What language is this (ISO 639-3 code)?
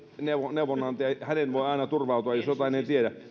fin